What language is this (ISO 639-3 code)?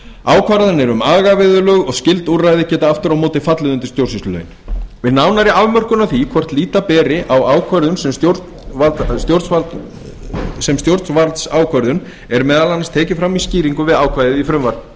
isl